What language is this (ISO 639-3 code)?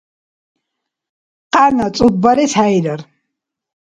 dar